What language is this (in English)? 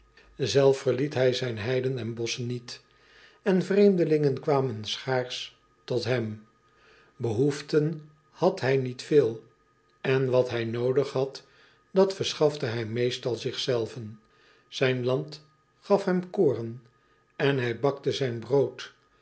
Dutch